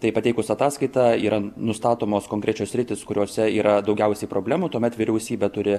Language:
Lithuanian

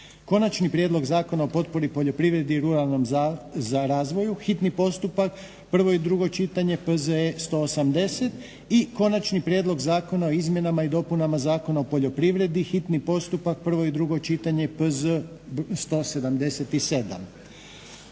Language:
Croatian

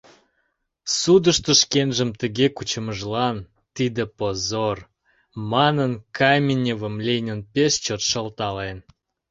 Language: Mari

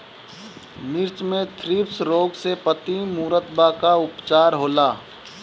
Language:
Bhojpuri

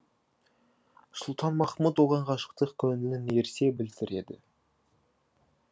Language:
Kazakh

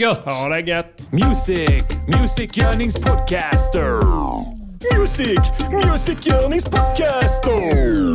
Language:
Swedish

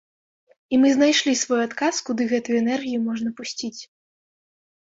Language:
Belarusian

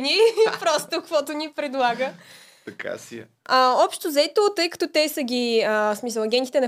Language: Bulgarian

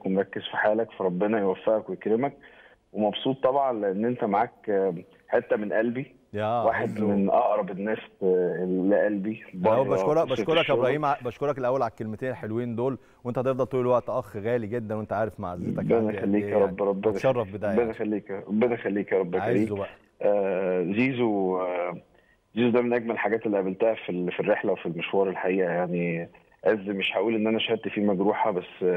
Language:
Arabic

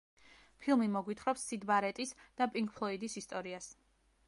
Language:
Georgian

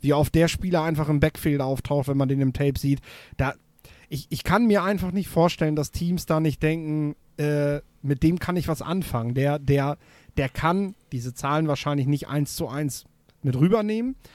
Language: German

